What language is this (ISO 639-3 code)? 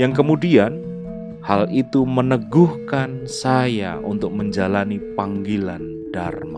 ind